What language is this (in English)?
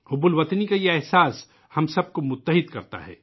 Urdu